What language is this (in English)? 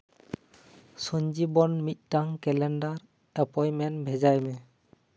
Santali